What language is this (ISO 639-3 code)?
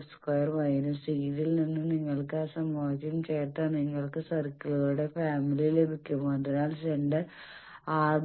mal